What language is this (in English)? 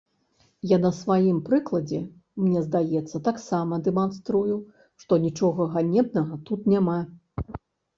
Belarusian